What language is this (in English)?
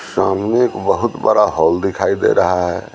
Hindi